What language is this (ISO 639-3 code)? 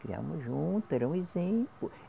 por